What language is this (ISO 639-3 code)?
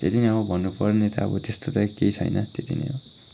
nep